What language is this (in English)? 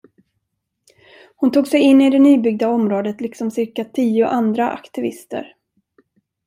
Swedish